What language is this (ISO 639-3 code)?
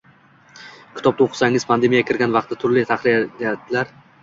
uzb